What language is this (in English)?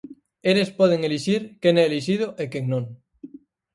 Galician